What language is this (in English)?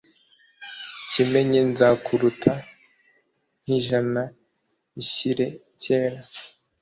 Kinyarwanda